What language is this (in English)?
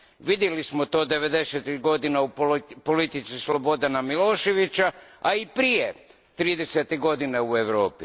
Croatian